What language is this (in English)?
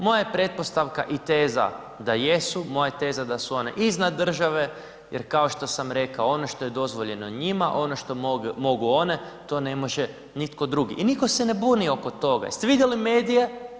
Croatian